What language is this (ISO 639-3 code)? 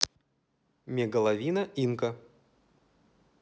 rus